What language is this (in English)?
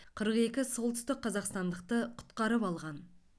Kazakh